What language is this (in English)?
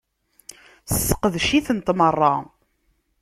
Kabyle